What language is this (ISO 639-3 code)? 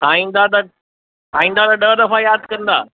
snd